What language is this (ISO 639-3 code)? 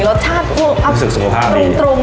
tha